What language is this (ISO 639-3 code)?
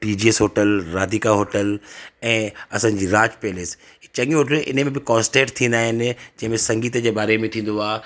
snd